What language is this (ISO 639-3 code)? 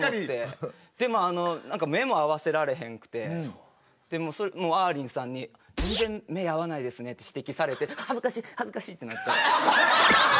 jpn